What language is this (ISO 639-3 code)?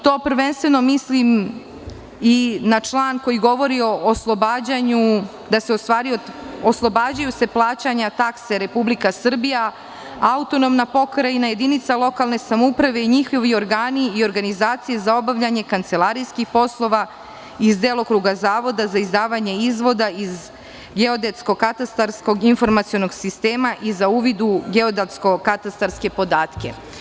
srp